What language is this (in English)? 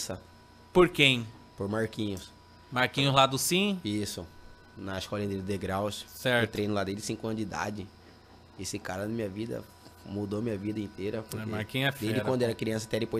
Portuguese